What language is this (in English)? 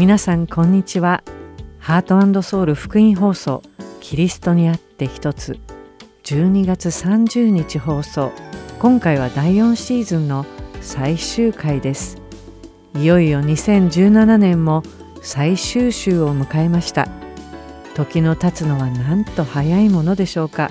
Japanese